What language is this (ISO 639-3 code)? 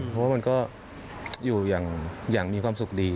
tha